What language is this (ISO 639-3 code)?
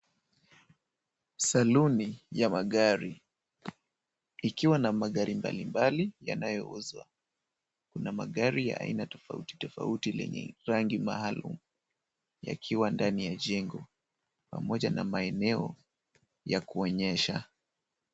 swa